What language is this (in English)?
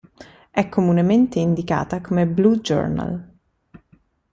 Italian